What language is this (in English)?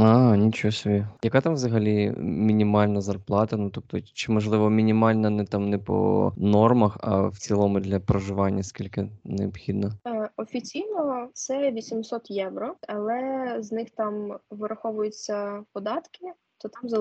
Ukrainian